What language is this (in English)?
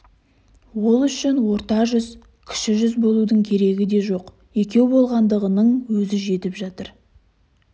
Kazakh